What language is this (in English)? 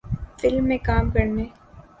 Urdu